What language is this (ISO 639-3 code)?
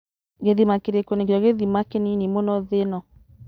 kik